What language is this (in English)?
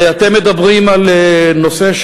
Hebrew